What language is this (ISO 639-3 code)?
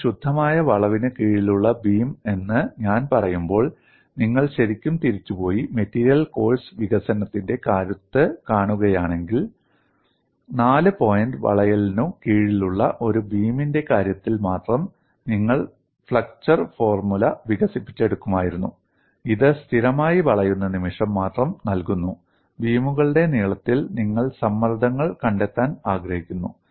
mal